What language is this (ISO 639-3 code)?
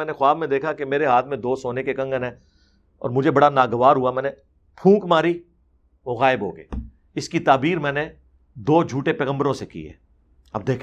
urd